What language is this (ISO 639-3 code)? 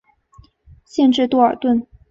zho